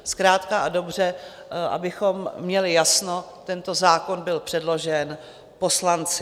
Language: Czech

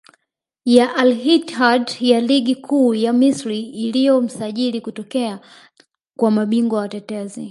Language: Swahili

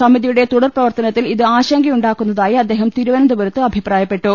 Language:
Malayalam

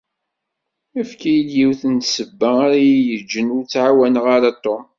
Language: Kabyle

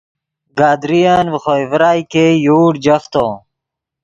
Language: Yidgha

